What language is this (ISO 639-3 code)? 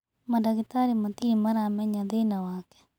kik